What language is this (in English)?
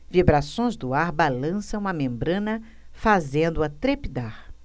Portuguese